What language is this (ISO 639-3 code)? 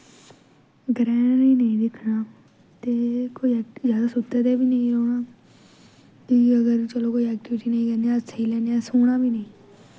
doi